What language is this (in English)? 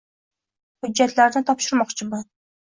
Uzbek